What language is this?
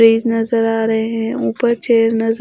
Hindi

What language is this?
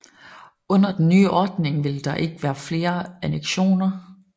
Danish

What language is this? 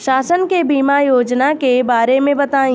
Bhojpuri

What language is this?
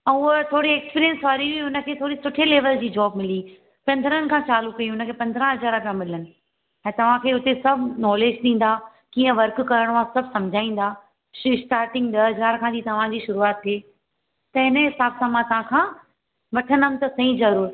Sindhi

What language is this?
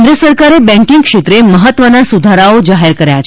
Gujarati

